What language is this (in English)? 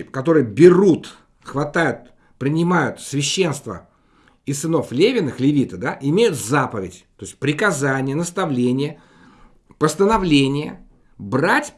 Russian